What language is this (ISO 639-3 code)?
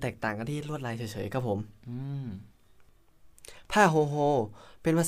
tha